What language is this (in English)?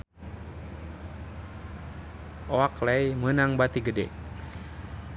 Sundanese